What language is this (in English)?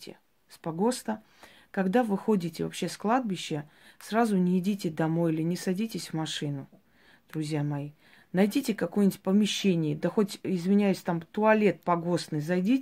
Russian